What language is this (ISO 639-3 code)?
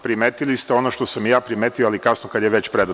srp